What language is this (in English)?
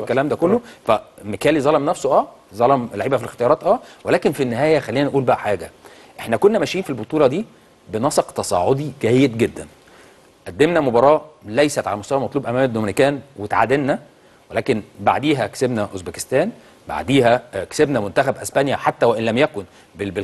Arabic